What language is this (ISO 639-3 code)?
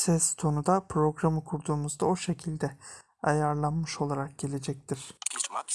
tur